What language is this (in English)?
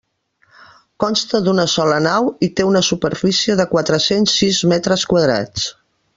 Catalan